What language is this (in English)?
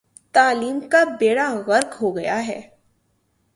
Urdu